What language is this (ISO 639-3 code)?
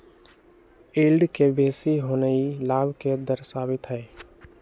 mag